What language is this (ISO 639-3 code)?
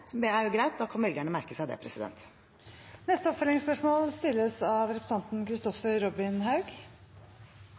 nor